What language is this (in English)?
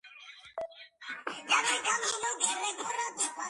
Georgian